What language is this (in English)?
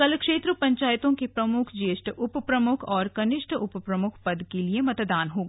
Hindi